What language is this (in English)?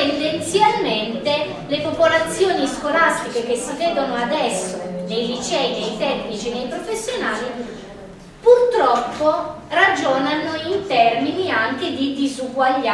Italian